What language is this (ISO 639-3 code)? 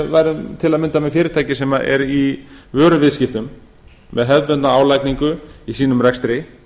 isl